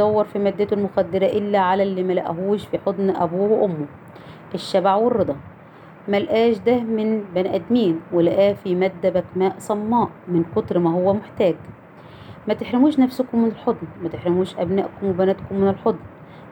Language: Arabic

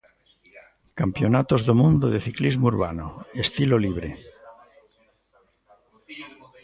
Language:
Galician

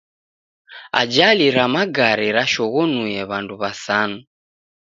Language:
Taita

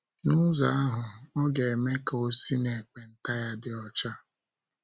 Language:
Igbo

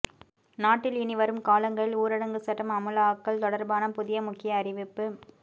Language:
Tamil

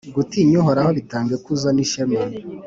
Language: Kinyarwanda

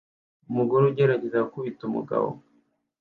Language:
Kinyarwanda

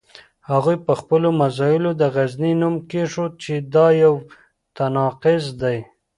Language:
Pashto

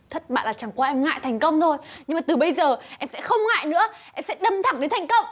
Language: Vietnamese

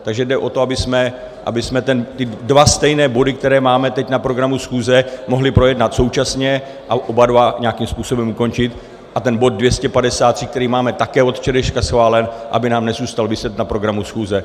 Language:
Czech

